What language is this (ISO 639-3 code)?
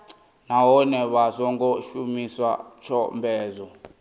ven